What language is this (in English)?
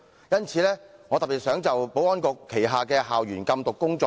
Cantonese